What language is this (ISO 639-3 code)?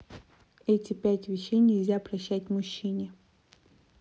rus